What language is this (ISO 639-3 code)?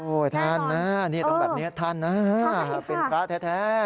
tha